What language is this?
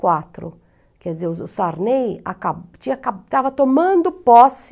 Portuguese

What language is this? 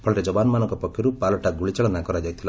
Odia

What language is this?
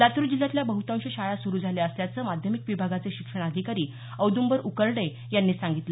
Marathi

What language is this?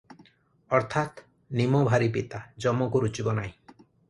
Odia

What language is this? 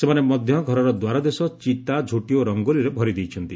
Odia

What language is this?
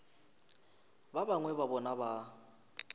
Northern Sotho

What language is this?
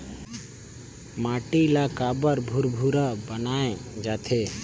Chhattisgarhi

